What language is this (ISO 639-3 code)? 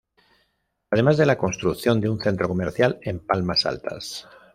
spa